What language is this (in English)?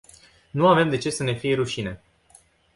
Romanian